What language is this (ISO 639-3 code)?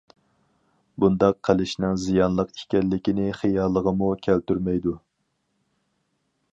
uig